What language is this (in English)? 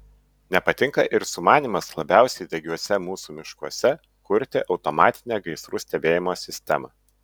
Lithuanian